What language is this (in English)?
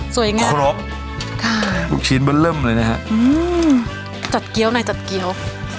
Thai